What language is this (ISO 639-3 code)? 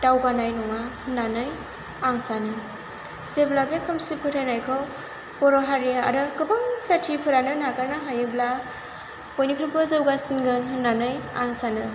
brx